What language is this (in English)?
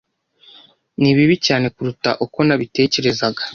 Kinyarwanda